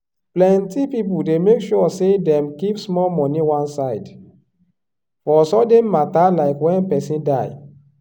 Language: Nigerian Pidgin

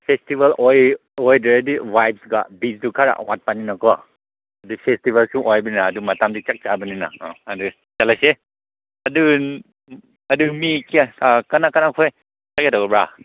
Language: Manipuri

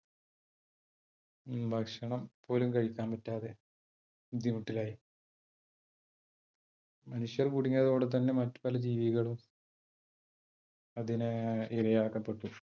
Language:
Malayalam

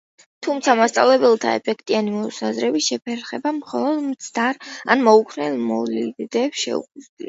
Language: Georgian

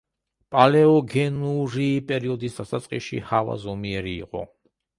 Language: Georgian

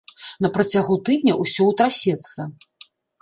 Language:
Belarusian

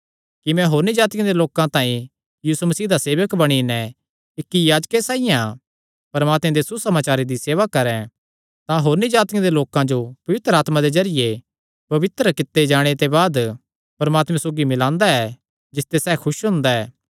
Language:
Kangri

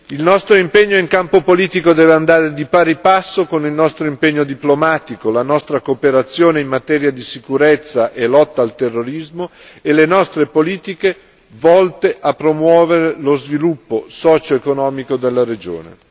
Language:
Italian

